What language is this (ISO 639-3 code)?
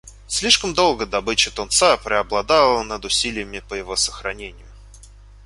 rus